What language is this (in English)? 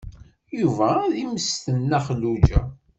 Kabyle